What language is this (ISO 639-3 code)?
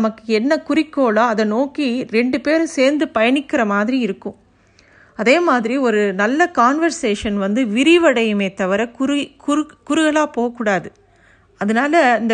tam